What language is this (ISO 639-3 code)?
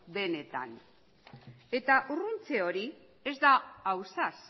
eus